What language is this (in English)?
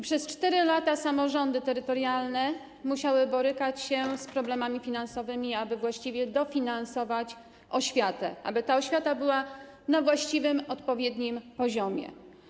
Polish